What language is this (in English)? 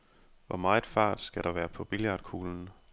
Danish